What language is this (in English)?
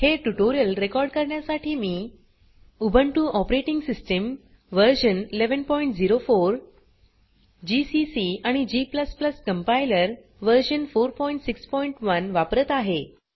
Marathi